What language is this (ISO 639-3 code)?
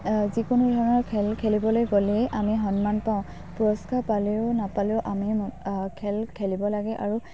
asm